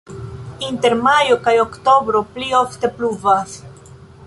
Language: Esperanto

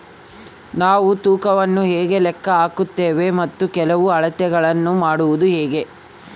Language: Kannada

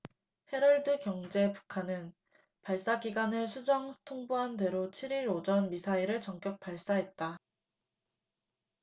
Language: Korean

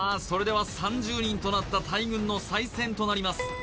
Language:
Japanese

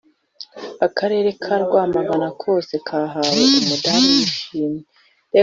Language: Kinyarwanda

